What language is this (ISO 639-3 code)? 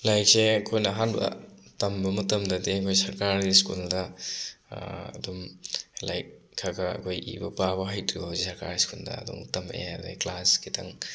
mni